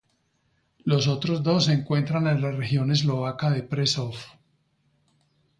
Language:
Spanish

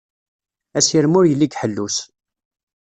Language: Kabyle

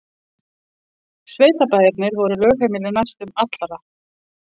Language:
Icelandic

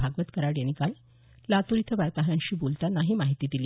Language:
Marathi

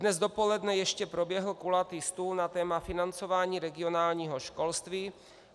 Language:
Czech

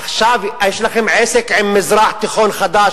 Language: Hebrew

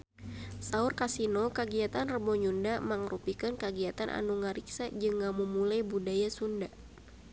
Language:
Sundanese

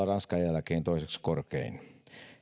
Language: Finnish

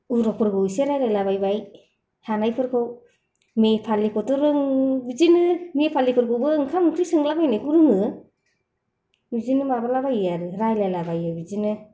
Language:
Bodo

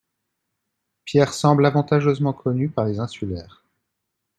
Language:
French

